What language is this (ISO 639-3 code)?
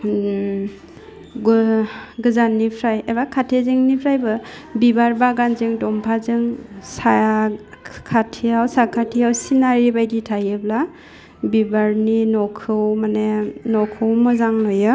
brx